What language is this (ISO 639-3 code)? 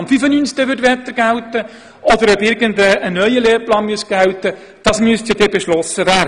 gsw